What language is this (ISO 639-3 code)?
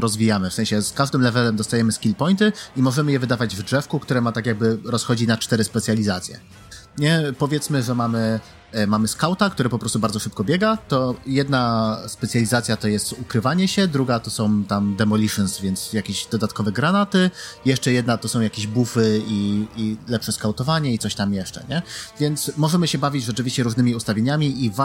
pol